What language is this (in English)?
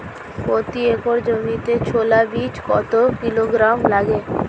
Bangla